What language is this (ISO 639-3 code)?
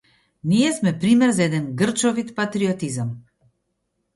mkd